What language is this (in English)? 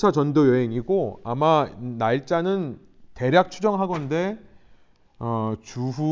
Korean